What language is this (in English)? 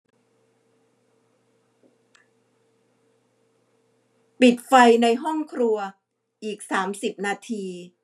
Thai